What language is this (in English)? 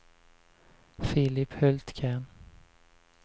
Swedish